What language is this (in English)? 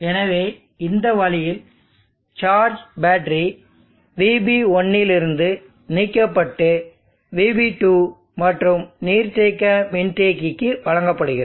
Tamil